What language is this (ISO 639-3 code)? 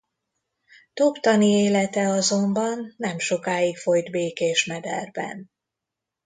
hun